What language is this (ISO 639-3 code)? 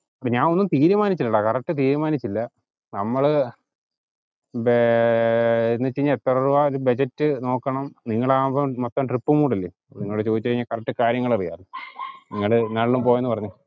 mal